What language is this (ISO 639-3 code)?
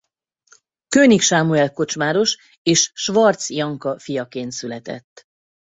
hun